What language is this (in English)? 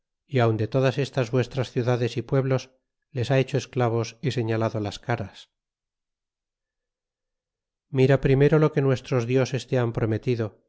Spanish